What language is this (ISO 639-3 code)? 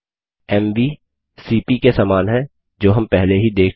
hin